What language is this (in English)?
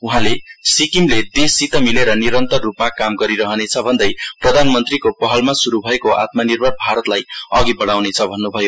Nepali